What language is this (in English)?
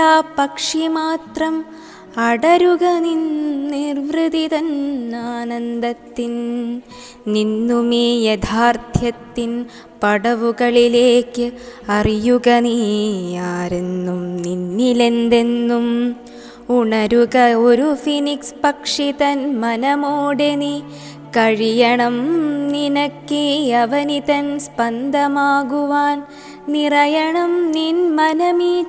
Malayalam